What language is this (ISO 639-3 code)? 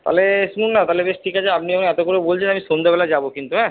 ben